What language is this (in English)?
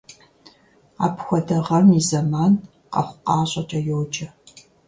Kabardian